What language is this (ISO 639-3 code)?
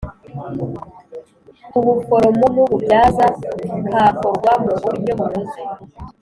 kin